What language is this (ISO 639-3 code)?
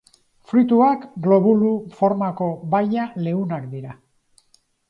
eus